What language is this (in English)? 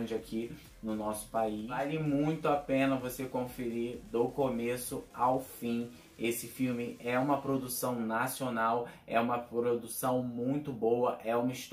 Portuguese